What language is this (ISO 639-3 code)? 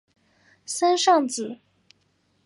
zho